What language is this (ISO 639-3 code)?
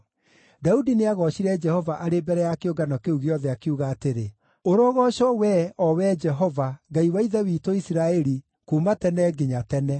kik